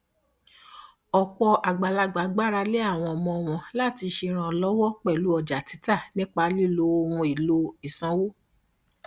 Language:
Yoruba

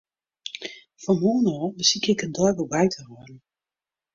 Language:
Western Frisian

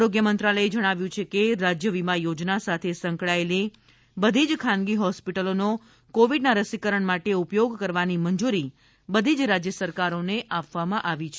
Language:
Gujarati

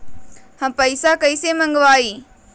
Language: Magahi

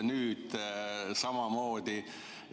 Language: Estonian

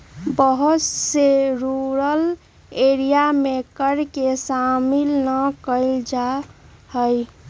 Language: Magahi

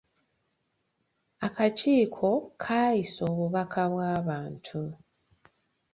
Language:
Ganda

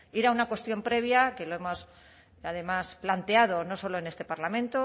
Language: Spanish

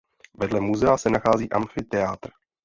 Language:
Czech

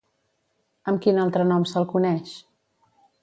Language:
Catalan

